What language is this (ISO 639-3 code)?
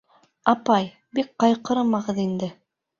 bak